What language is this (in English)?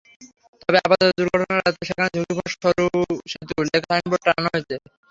Bangla